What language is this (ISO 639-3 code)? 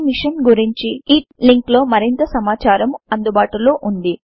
tel